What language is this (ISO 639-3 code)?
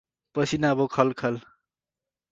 nep